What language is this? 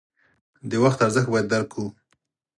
Pashto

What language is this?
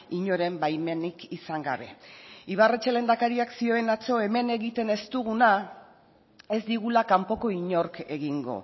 Basque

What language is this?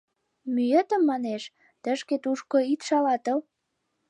Mari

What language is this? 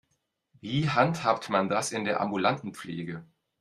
German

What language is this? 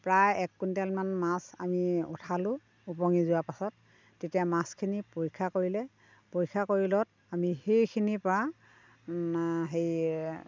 Assamese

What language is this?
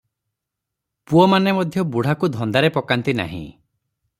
Odia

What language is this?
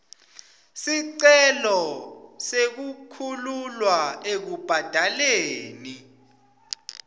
Swati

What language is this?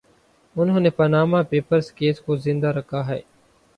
Urdu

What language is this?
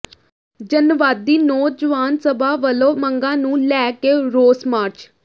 Punjabi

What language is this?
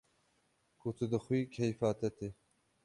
Kurdish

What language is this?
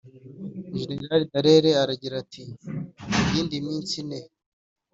Kinyarwanda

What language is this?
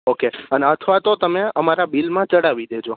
Gujarati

